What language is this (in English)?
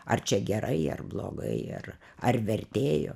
Lithuanian